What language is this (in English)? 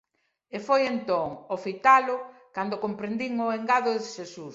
Galician